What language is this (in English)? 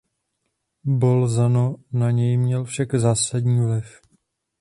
Czech